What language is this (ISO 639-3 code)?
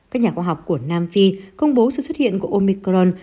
vie